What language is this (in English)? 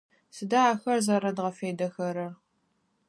Adyghe